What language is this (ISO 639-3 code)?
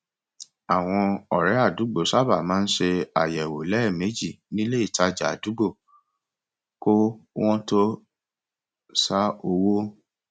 yor